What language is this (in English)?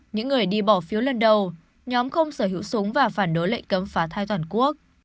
Vietnamese